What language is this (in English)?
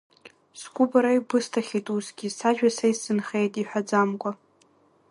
Abkhazian